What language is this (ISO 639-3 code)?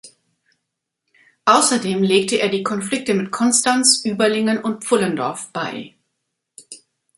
deu